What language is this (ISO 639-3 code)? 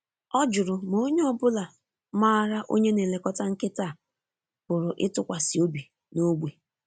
ibo